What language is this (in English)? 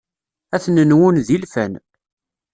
Kabyle